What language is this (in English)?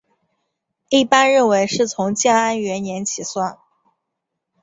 Chinese